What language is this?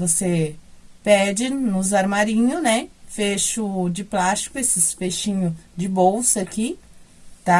Portuguese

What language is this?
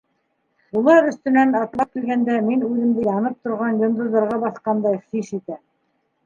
Bashkir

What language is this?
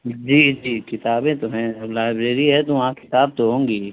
Urdu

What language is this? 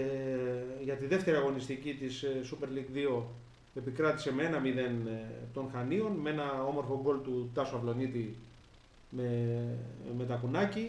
Greek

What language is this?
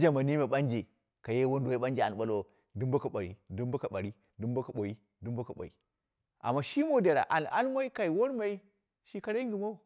Dera (Nigeria)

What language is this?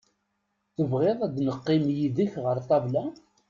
Kabyle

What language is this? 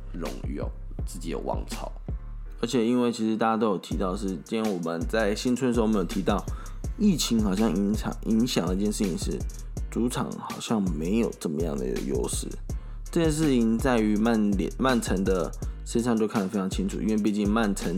Chinese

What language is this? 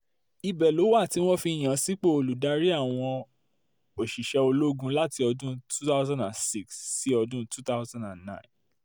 Yoruba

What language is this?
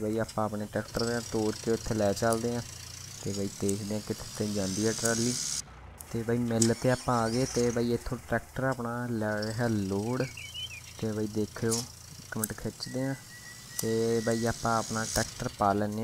Hindi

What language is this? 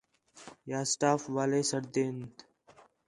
Khetrani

